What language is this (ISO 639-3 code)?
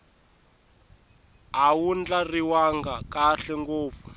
tso